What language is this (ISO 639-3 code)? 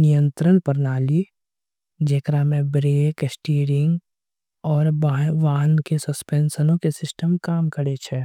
anp